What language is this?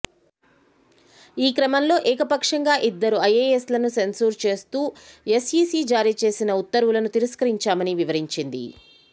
Telugu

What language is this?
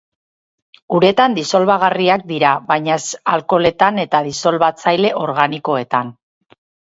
Basque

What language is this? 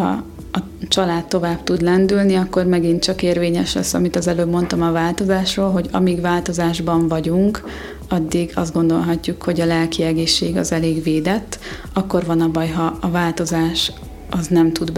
Hungarian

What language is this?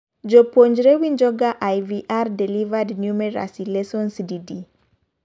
Luo (Kenya and Tanzania)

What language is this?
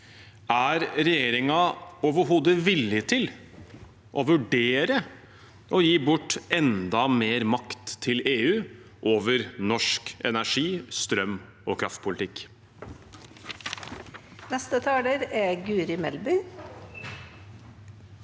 Norwegian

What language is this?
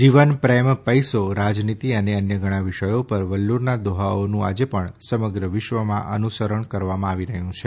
Gujarati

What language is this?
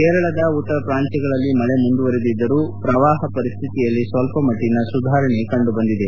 Kannada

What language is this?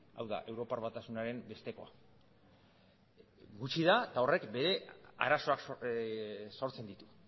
Basque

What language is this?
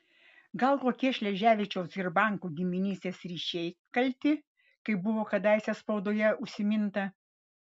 Lithuanian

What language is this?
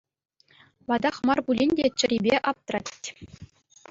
Chuvash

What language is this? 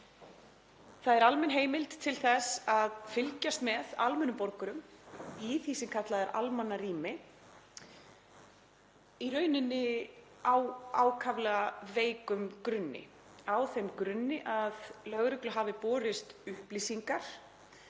Icelandic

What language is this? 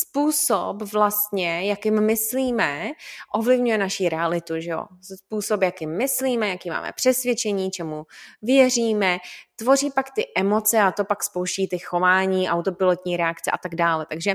Czech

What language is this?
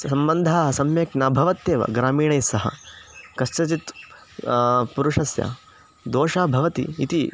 Sanskrit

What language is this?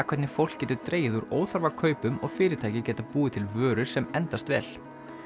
Icelandic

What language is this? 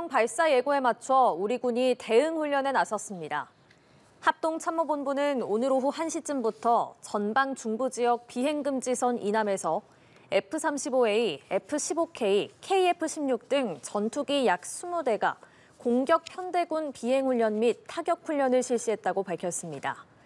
Korean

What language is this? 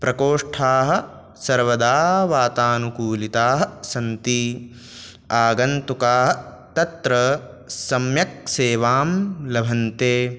Sanskrit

